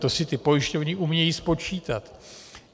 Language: Czech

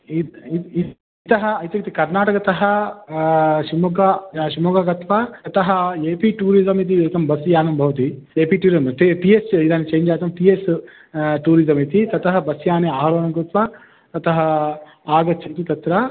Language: Sanskrit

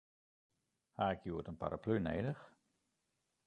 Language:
Western Frisian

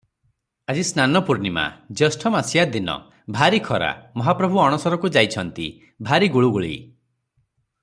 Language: Odia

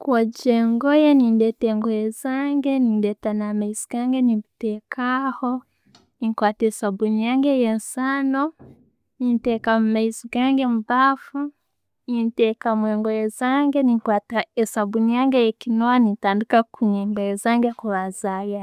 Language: Tooro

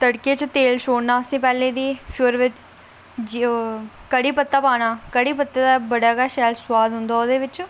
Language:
Dogri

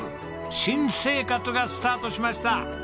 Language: Japanese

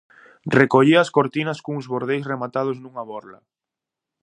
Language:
Galician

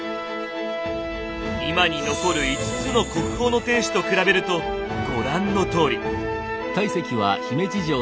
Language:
Japanese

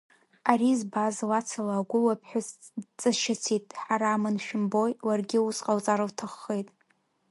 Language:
Abkhazian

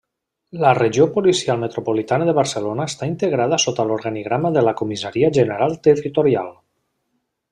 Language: Catalan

